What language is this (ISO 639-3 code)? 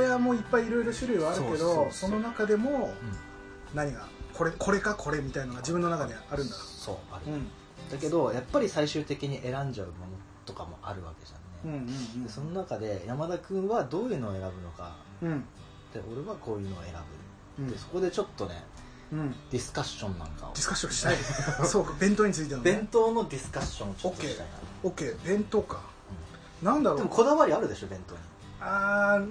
jpn